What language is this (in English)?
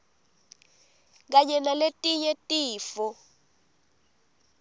Swati